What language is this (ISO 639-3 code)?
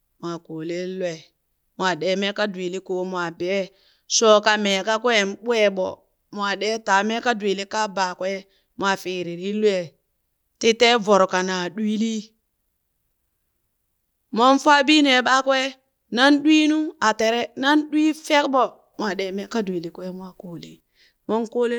bys